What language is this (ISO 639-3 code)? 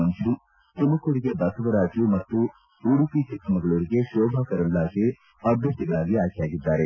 kan